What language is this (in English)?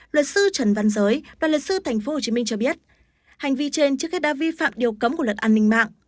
Vietnamese